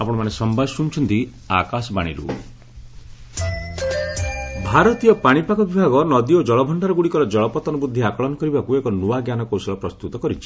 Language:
Odia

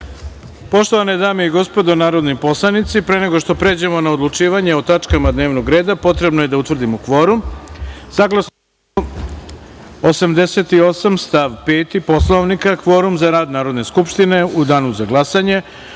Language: Serbian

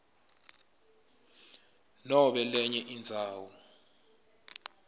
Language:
Swati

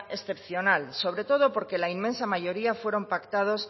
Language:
Spanish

